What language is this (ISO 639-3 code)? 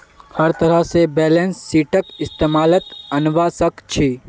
mag